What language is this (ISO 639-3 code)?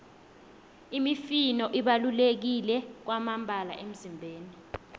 nbl